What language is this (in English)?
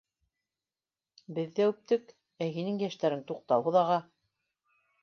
Bashkir